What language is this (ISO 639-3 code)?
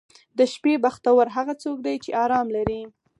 pus